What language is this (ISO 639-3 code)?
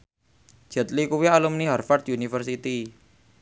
jav